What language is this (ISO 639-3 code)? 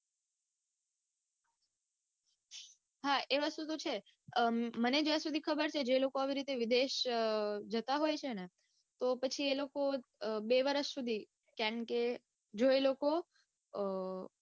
guj